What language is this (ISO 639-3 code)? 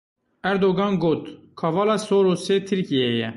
kur